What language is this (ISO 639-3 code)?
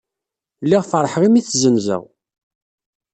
kab